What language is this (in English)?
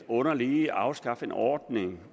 Danish